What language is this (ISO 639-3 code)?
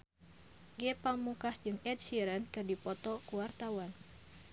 sun